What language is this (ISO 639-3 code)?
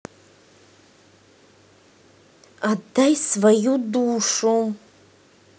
rus